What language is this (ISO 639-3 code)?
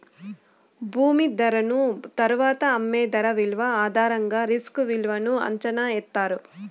tel